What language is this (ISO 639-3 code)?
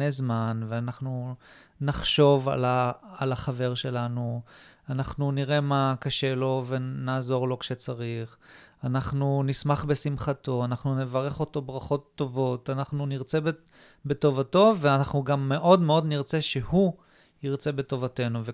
heb